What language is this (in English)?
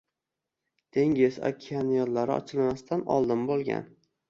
Uzbek